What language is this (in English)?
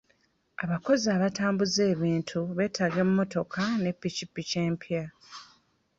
Ganda